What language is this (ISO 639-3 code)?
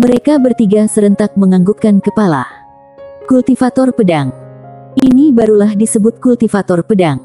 ind